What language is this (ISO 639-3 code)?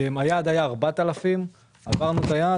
heb